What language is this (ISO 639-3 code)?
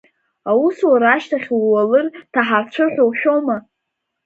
abk